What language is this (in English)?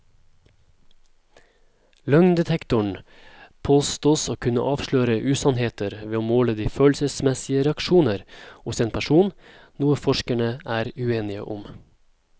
Norwegian